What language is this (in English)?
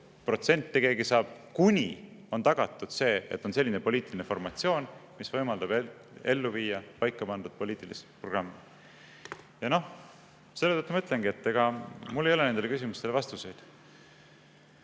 Estonian